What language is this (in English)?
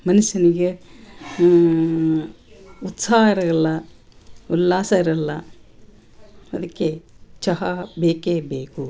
Kannada